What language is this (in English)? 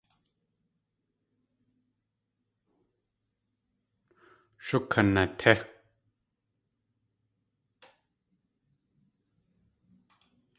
Tlingit